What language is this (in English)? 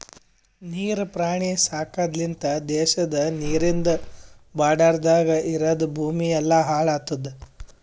Kannada